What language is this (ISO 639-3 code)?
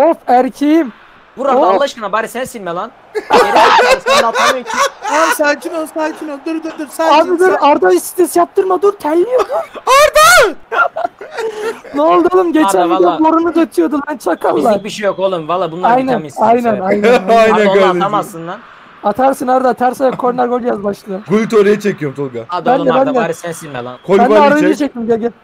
tur